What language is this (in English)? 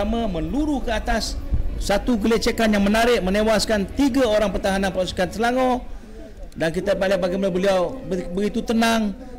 Malay